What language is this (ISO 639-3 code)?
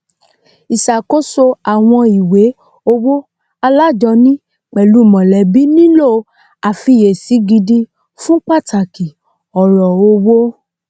yor